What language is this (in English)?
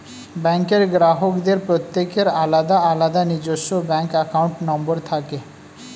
Bangla